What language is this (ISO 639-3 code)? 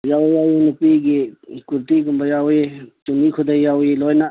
mni